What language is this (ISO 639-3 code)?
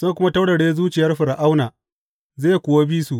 hau